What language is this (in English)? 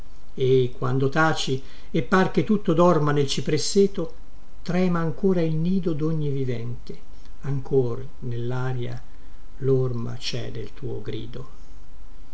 Italian